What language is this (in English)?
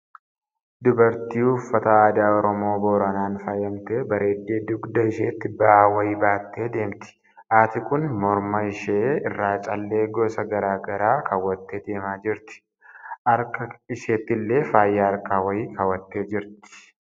Oromo